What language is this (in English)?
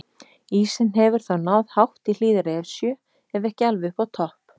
Icelandic